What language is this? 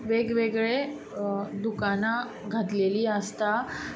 Konkani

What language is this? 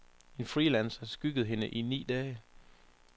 Danish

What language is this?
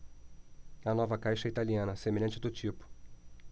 Portuguese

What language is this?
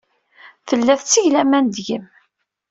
Kabyle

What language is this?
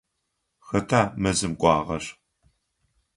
Adyghe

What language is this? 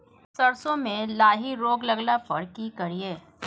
Maithili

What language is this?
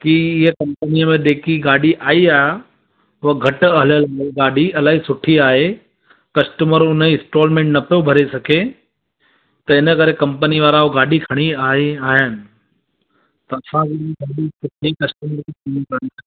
Sindhi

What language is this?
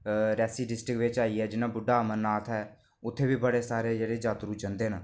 Dogri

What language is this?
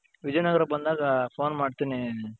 Kannada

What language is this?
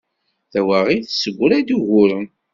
Kabyle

